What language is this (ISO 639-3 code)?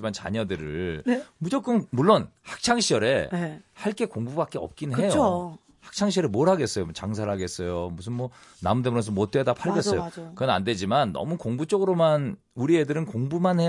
kor